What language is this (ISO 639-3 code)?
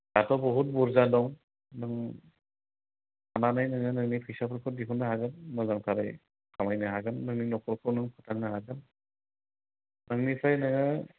brx